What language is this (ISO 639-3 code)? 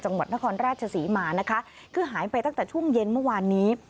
tha